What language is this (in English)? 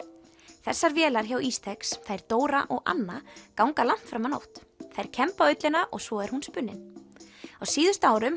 Icelandic